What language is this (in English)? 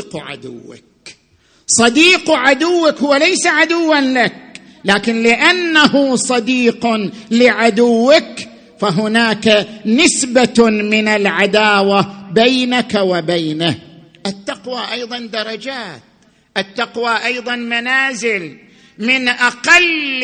Arabic